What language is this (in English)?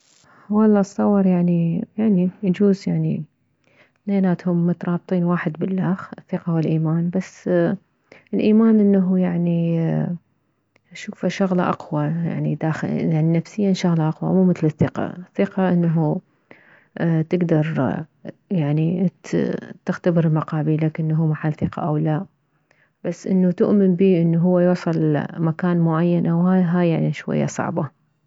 Mesopotamian Arabic